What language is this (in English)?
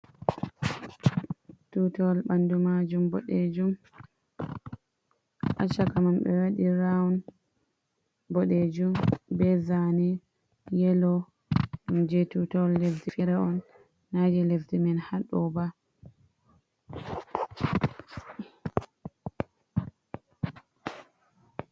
Fula